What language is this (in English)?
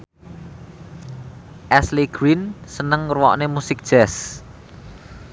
Javanese